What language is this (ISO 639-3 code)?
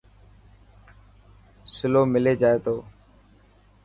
mki